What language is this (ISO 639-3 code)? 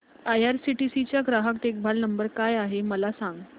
mar